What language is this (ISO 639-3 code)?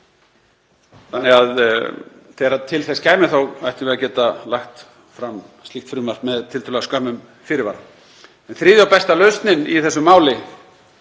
isl